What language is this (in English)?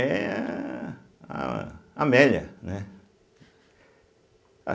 Portuguese